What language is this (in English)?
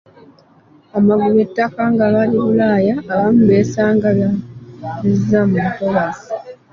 Ganda